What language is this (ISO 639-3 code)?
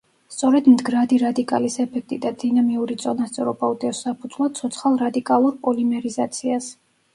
kat